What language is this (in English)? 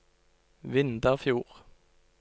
Norwegian